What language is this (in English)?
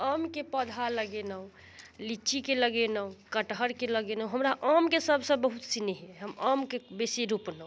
Maithili